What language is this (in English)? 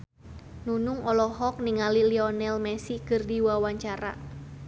Sundanese